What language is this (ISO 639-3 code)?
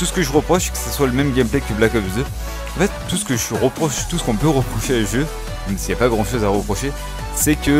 fra